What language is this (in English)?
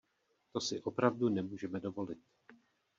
Czech